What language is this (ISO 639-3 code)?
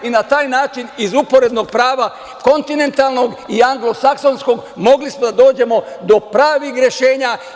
srp